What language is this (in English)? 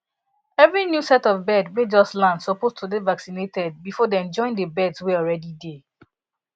Nigerian Pidgin